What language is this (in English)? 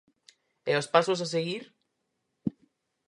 Galician